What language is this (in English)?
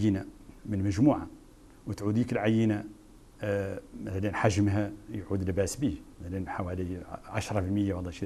Arabic